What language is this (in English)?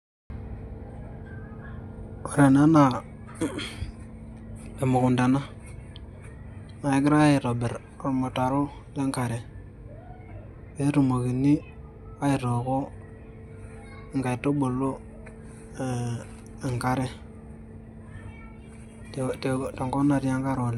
Masai